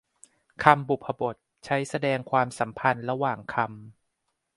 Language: Thai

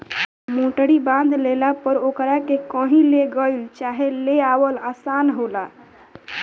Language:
Bhojpuri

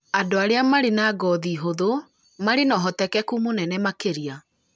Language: Kikuyu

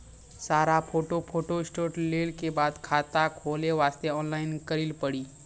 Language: Maithili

